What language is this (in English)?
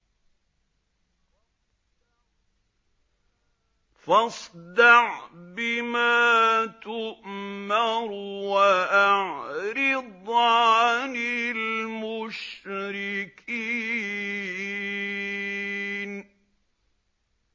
Arabic